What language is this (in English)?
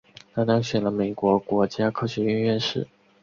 Chinese